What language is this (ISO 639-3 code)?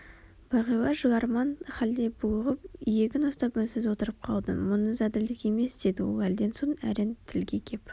kaz